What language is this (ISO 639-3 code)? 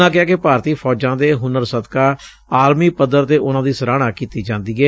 pan